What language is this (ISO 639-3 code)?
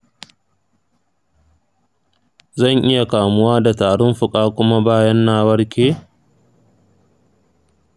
hau